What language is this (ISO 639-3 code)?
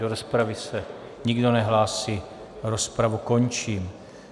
ces